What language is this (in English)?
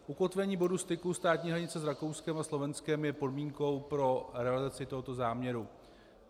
Czech